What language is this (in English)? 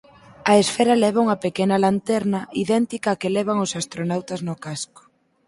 Galician